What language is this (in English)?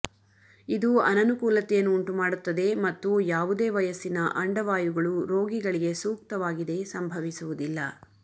Kannada